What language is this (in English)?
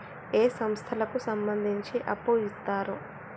Telugu